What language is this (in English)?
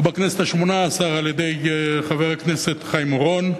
Hebrew